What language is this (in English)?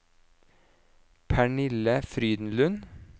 Norwegian